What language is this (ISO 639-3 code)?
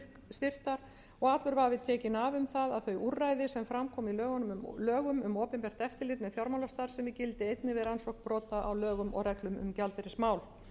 isl